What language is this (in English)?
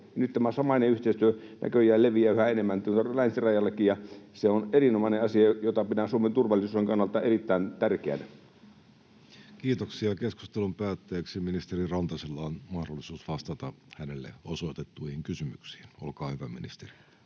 Finnish